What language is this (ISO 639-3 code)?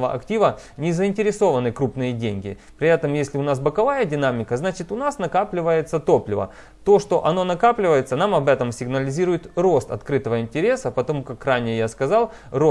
rus